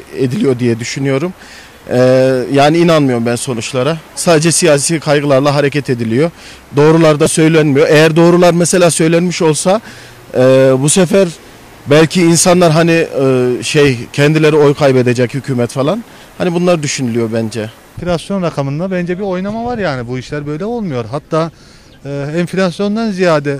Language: Turkish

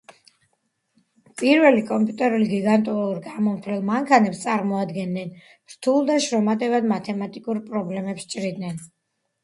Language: Georgian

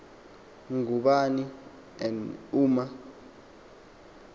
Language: Xhosa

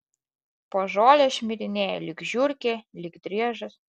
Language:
Lithuanian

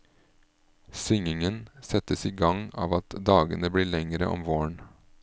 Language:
Norwegian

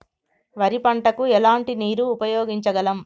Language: Telugu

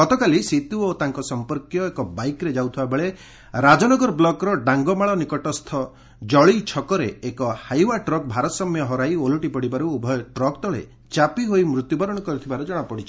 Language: Odia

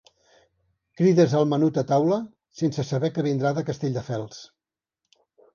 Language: Catalan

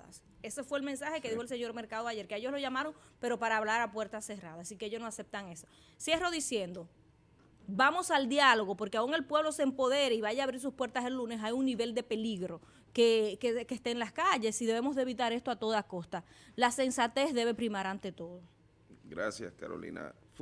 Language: Spanish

